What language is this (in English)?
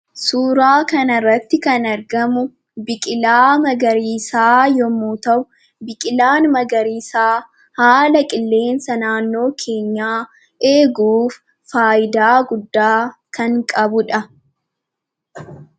Oromo